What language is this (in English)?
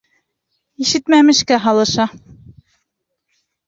Bashkir